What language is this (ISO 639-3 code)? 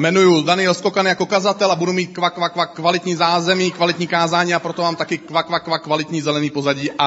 ces